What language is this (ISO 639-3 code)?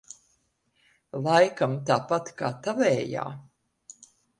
lav